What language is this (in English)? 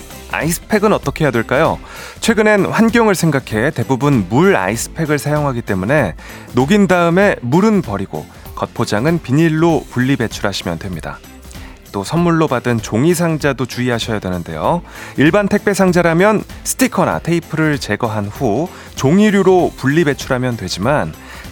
Korean